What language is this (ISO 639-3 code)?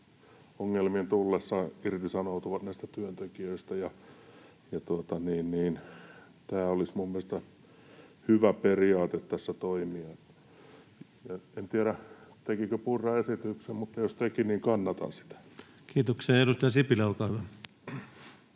fin